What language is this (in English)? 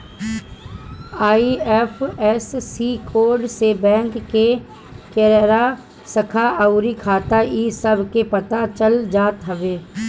Bhojpuri